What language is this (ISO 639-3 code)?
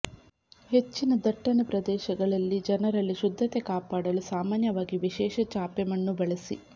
kan